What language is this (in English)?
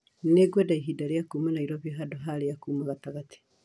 Kikuyu